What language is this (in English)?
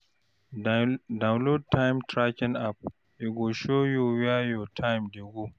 Nigerian Pidgin